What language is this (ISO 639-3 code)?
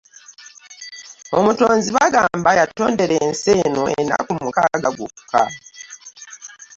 lug